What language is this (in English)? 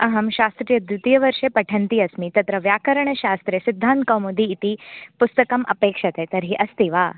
Sanskrit